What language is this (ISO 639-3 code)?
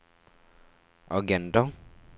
nor